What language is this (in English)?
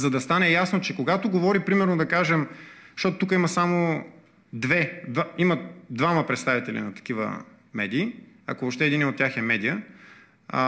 Bulgarian